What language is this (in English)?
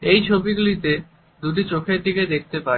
Bangla